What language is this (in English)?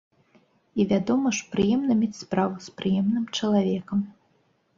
Belarusian